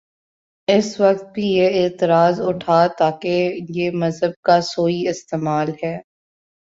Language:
Urdu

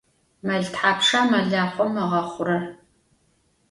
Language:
Adyghe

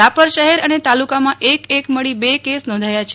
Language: Gujarati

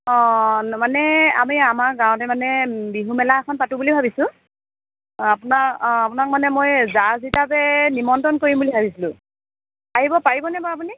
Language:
Assamese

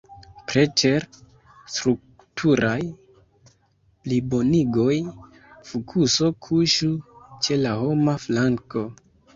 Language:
Esperanto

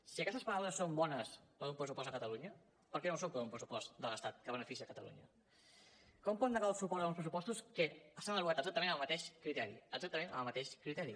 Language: Catalan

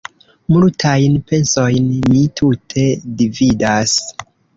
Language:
Esperanto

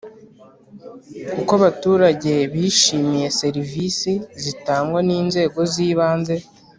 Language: Kinyarwanda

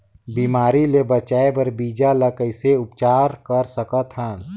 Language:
Chhattisgarhi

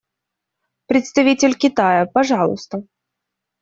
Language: Russian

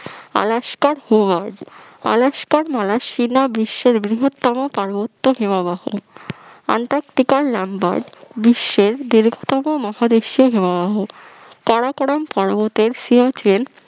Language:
Bangla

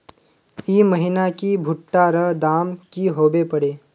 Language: Magahi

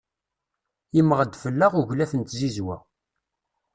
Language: Kabyle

